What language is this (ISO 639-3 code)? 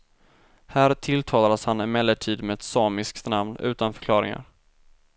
swe